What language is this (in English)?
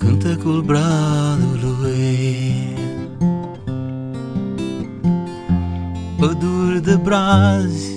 Romanian